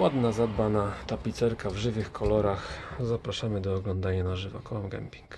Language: Polish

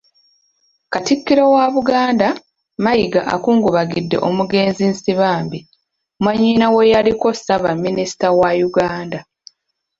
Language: Ganda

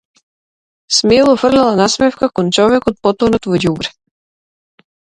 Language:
Macedonian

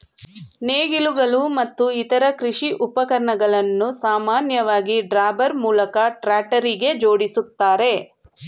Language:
Kannada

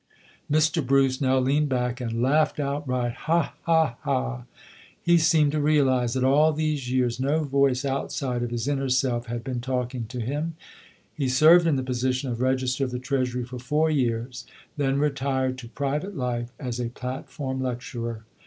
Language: English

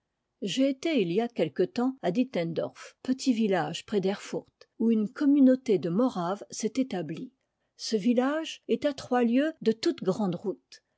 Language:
French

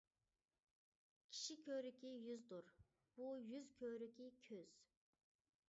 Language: Uyghur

